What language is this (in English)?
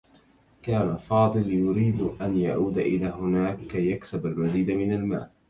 Arabic